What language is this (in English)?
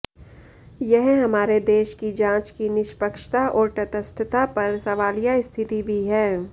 Hindi